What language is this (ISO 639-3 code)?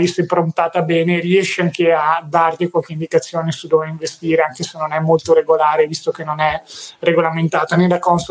ita